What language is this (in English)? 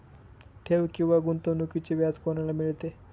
Marathi